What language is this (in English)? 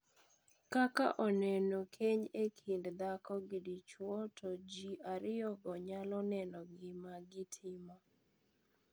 Luo (Kenya and Tanzania)